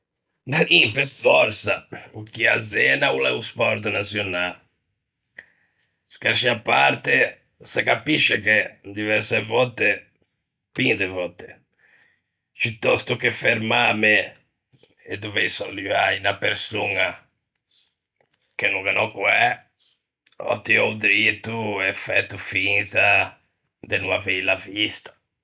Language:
Ligurian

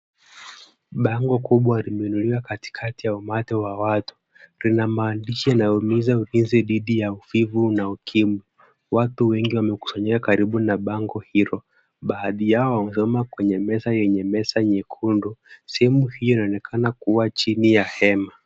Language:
Swahili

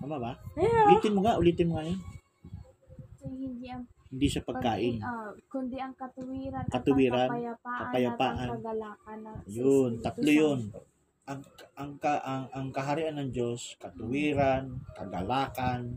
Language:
Filipino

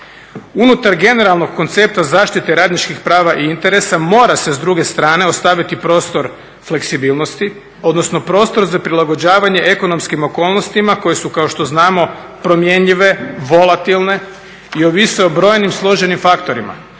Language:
Croatian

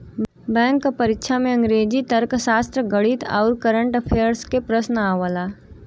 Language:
Bhojpuri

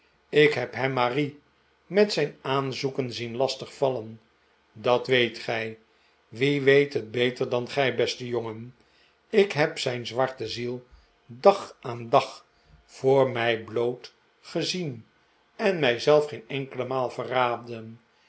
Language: Dutch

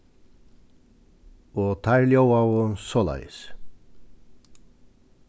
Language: Faroese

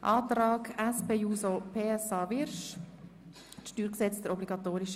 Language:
Swiss German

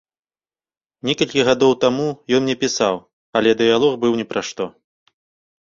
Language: Belarusian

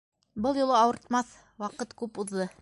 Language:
Bashkir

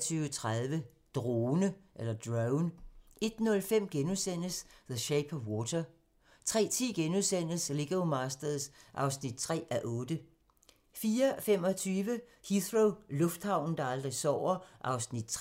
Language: Danish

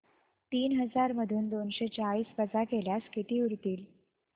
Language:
Marathi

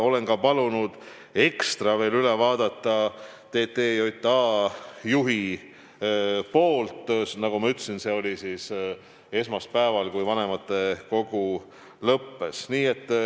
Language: Estonian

